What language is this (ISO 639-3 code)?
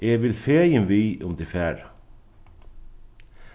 fao